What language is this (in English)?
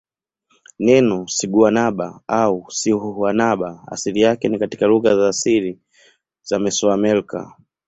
Swahili